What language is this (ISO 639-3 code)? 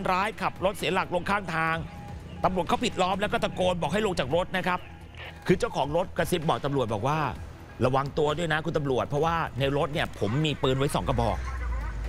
tha